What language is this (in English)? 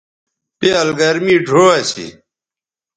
Bateri